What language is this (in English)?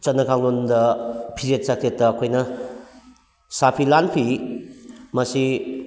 Manipuri